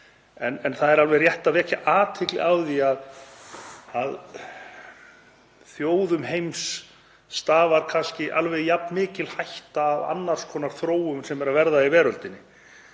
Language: Icelandic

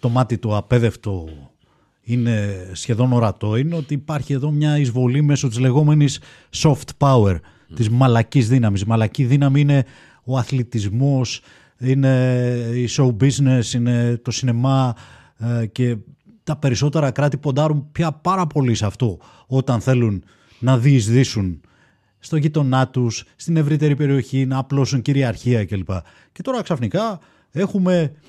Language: Greek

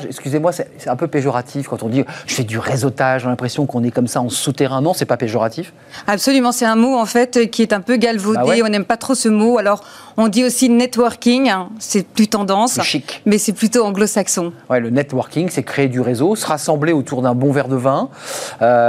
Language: French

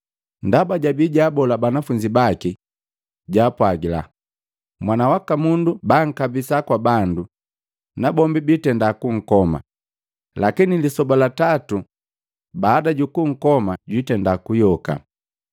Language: Matengo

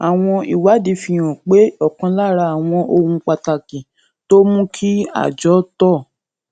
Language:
Yoruba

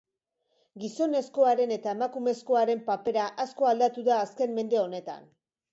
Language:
Basque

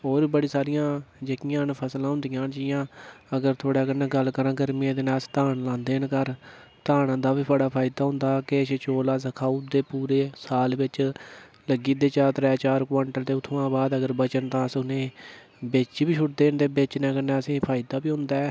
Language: Dogri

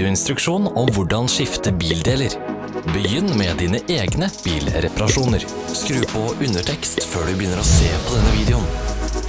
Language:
Norwegian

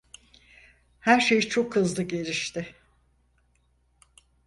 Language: Turkish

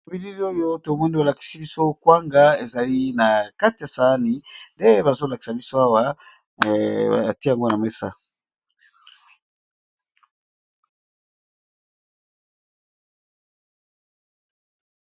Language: Lingala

